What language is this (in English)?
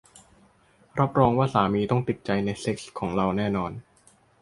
Thai